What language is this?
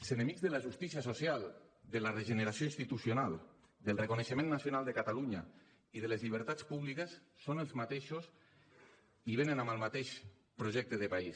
Catalan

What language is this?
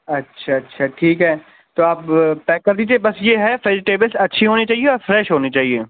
Urdu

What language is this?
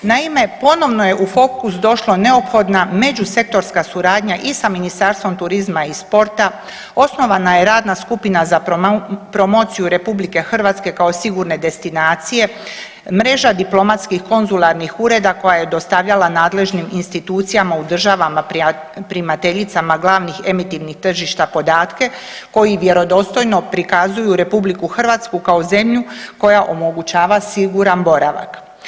Croatian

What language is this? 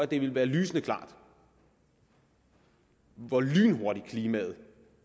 Danish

